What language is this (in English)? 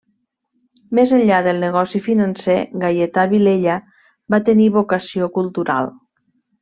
Catalan